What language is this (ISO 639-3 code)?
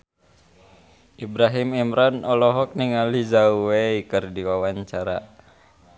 sun